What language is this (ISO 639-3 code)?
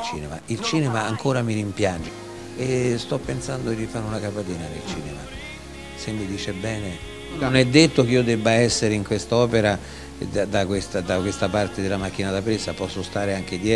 ita